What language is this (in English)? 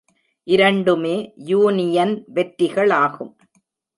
Tamil